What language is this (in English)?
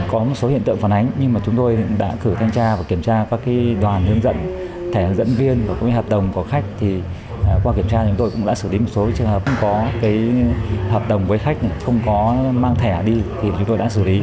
Vietnamese